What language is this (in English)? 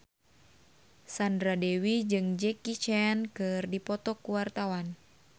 Sundanese